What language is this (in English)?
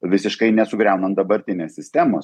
Lithuanian